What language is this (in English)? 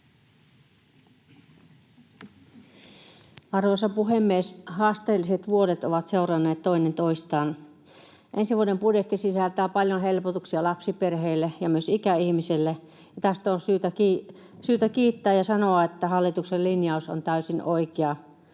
Finnish